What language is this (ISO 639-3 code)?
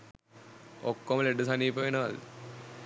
sin